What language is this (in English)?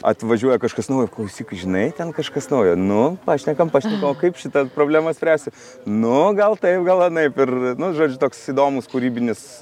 Lithuanian